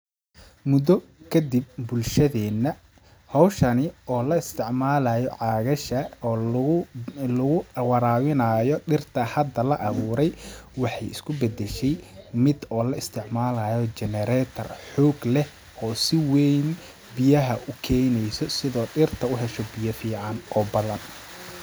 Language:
Somali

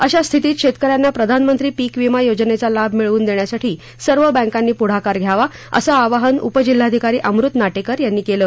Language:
Marathi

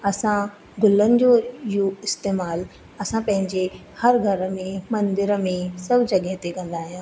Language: Sindhi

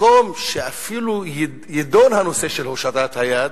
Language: Hebrew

